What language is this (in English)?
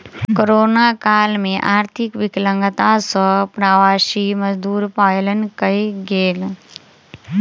Maithili